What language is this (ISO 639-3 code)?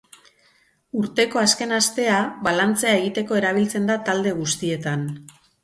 eus